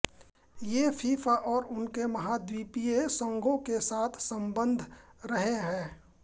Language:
Hindi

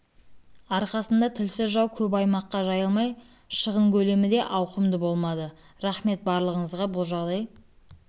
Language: Kazakh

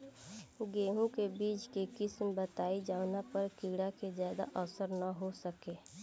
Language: Bhojpuri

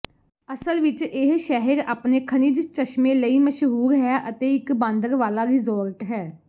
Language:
Punjabi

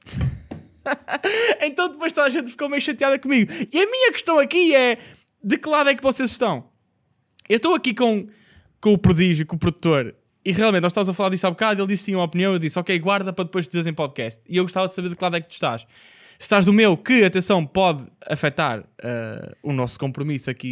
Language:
Portuguese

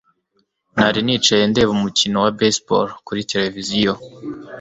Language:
Kinyarwanda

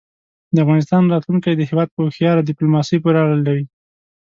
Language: Pashto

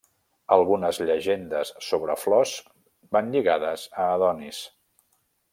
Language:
Catalan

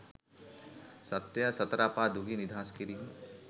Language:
Sinhala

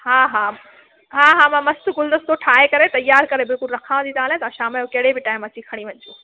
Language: Sindhi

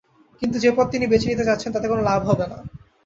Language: Bangla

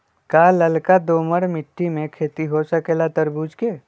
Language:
Magahi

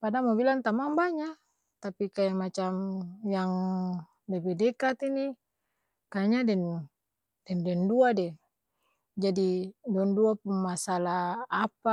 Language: Ambonese Malay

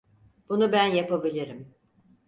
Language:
Turkish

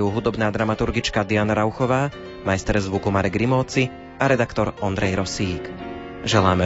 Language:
Slovak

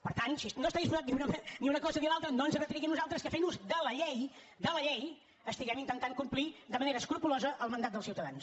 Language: Catalan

